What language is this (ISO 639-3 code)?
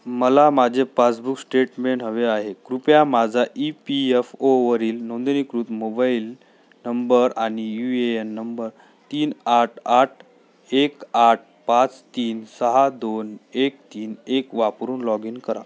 mar